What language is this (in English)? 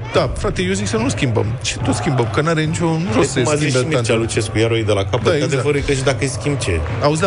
Romanian